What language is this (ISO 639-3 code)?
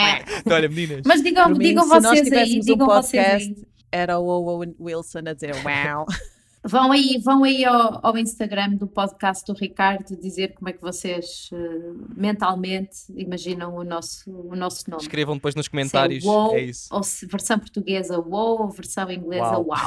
por